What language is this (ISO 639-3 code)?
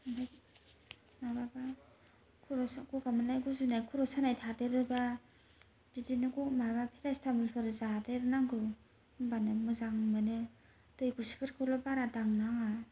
brx